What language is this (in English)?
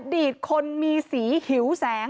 Thai